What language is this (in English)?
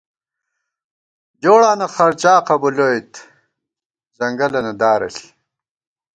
Gawar-Bati